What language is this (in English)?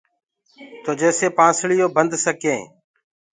Gurgula